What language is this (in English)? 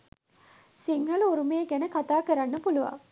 Sinhala